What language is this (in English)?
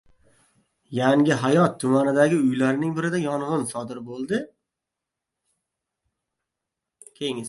Uzbek